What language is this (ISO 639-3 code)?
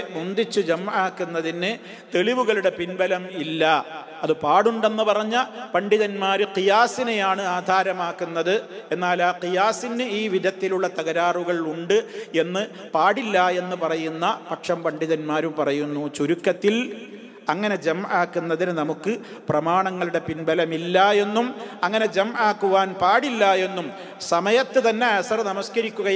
ara